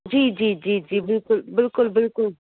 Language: Sindhi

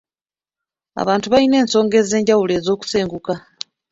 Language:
Ganda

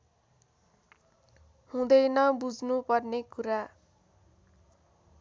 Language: Nepali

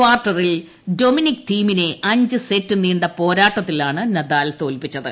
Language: Malayalam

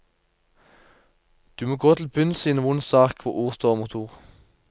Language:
Norwegian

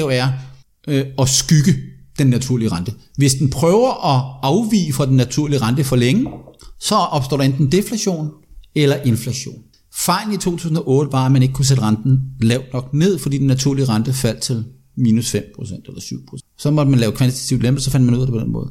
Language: Danish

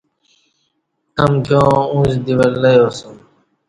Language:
Kati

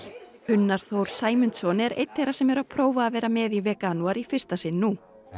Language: Icelandic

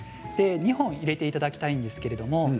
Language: Japanese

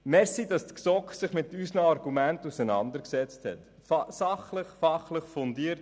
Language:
Swiss German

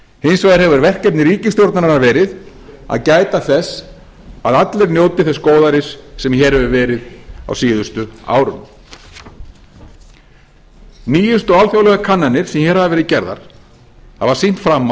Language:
Icelandic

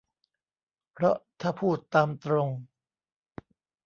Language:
Thai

